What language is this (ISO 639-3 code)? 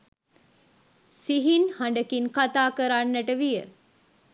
sin